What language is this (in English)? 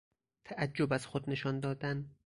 Persian